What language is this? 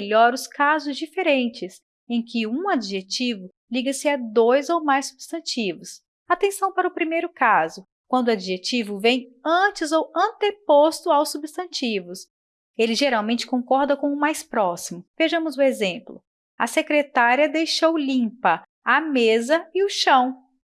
Portuguese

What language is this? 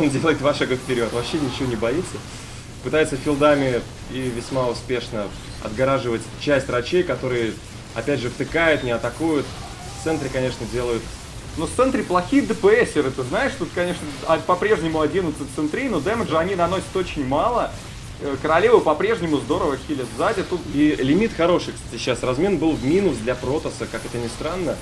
Russian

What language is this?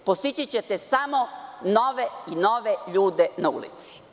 Serbian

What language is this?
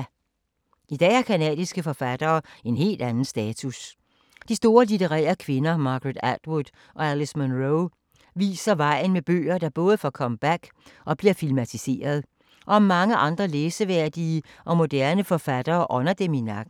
Danish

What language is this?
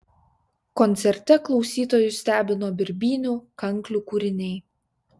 Lithuanian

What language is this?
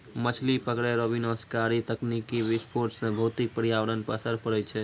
Maithili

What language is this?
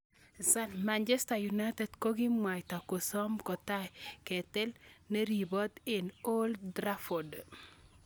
Kalenjin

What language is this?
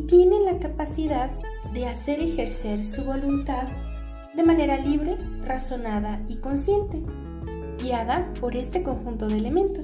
Spanish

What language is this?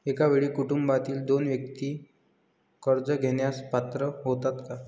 Marathi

